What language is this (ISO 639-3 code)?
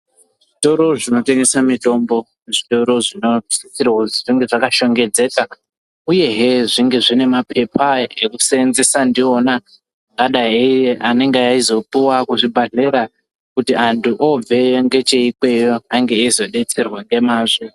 ndc